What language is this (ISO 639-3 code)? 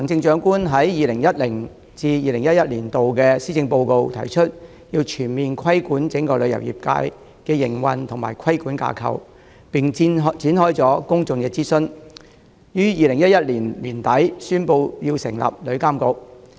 yue